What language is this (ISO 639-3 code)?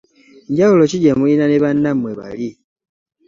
lug